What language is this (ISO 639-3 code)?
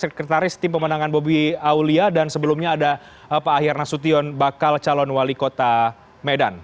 ind